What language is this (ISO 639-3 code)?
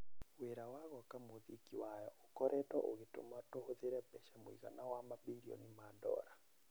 kik